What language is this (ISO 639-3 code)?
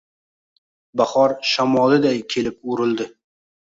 uzb